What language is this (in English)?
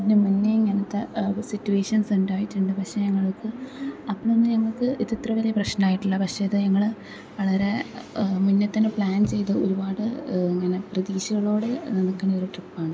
Malayalam